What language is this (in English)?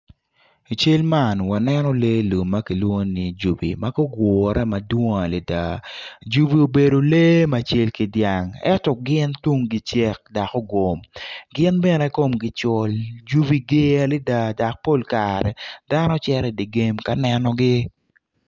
Acoli